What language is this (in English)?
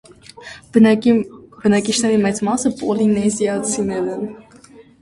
Armenian